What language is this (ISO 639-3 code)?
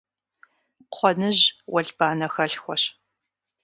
kbd